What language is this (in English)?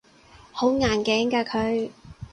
Cantonese